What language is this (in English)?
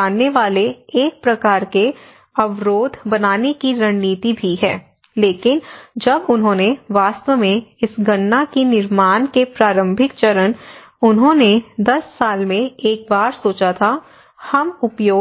Hindi